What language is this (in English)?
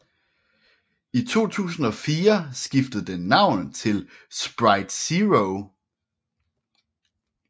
Danish